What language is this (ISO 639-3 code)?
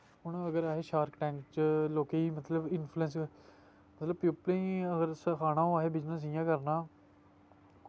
doi